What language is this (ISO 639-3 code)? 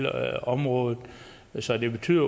dan